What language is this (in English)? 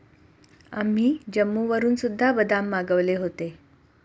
Marathi